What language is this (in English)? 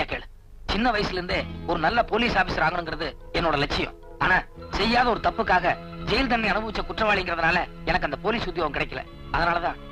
Indonesian